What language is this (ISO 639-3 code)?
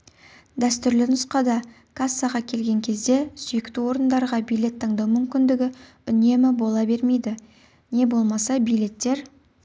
kaz